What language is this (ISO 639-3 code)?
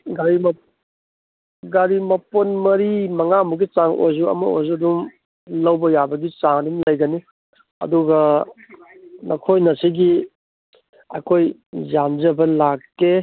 mni